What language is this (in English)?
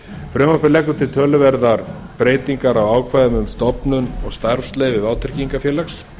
Icelandic